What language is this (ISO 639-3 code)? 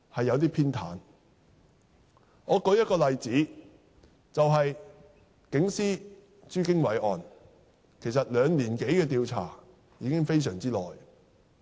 yue